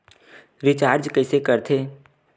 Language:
Chhattisgarhi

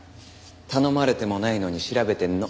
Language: Japanese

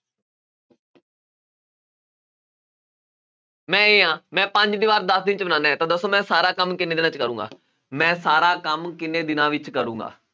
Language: Punjabi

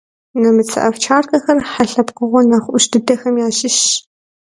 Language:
Kabardian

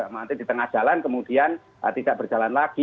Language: Indonesian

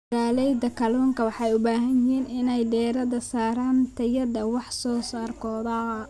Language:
Somali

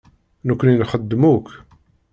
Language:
Kabyle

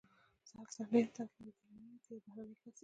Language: Pashto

